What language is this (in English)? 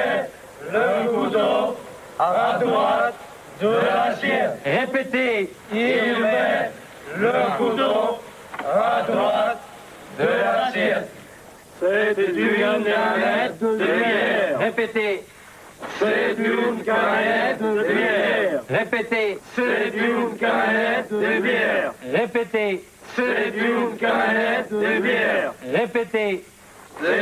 French